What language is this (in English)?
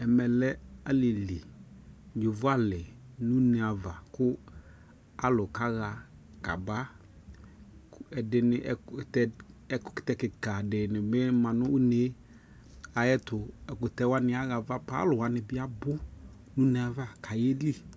Ikposo